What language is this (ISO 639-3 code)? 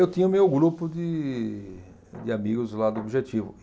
por